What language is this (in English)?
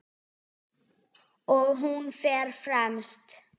Icelandic